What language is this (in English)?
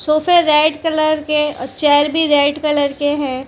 Hindi